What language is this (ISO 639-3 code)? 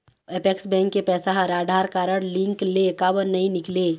hne